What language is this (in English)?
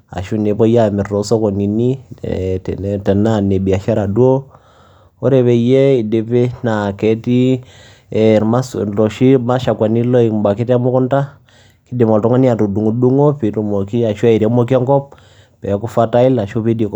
Masai